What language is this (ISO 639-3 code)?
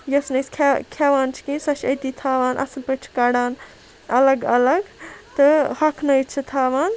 kas